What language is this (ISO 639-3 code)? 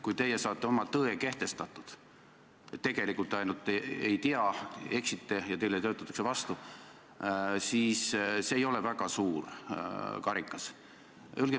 est